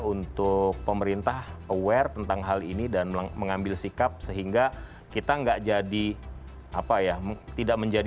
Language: Indonesian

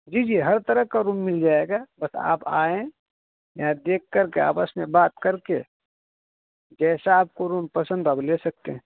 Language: Urdu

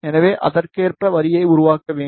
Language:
Tamil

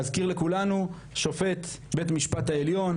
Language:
Hebrew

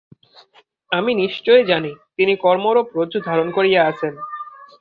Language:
Bangla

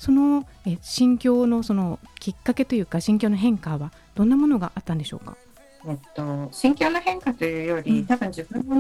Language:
Japanese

